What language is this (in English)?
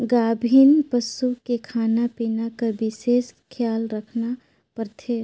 Chhattisgarhi